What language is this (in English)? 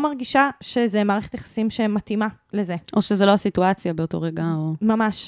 Hebrew